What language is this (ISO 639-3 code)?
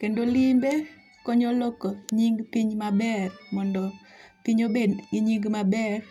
luo